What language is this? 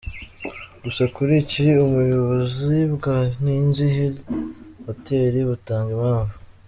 Kinyarwanda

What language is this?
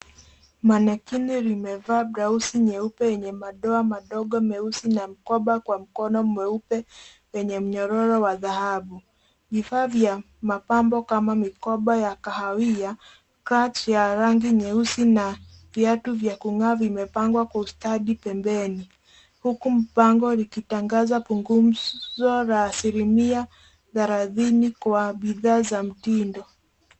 Swahili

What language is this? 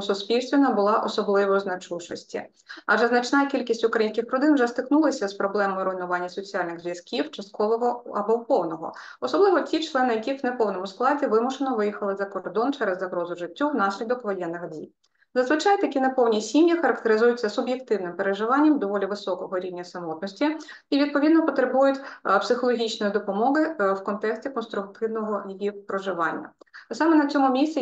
Ukrainian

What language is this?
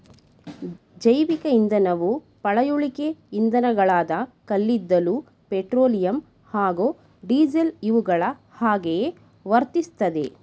Kannada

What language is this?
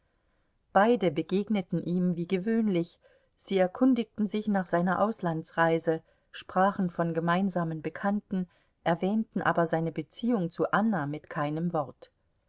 German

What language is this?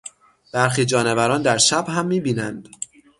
Persian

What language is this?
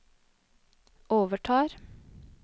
Norwegian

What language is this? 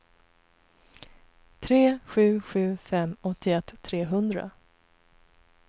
Swedish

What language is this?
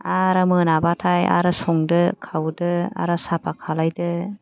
Bodo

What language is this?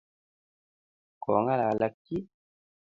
Kalenjin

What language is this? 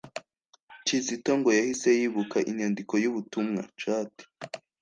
Kinyarwanda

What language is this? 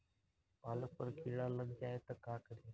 Bhojpuri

